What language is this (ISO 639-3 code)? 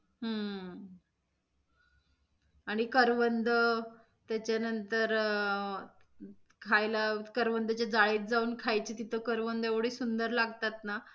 mar